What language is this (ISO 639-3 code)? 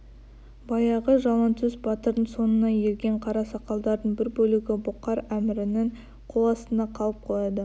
kaz